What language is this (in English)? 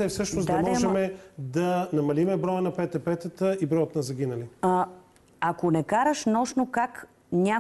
Bulgarian